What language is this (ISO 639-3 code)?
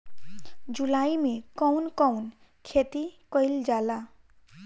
bho